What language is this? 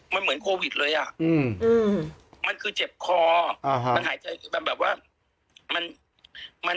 Thai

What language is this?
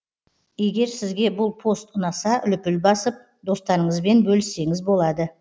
Kazakh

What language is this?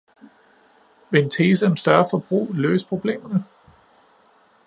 Danish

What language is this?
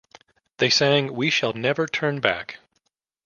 English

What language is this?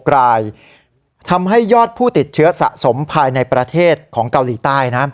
Thai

